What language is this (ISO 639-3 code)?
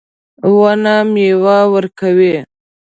pus